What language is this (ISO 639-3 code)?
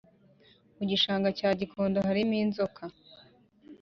kin